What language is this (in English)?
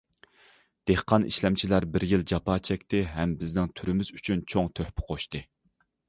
Uyghur